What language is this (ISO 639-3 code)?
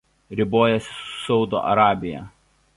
lit